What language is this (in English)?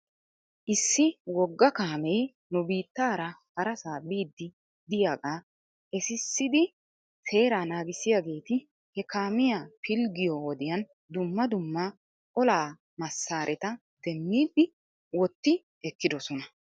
Wolaytta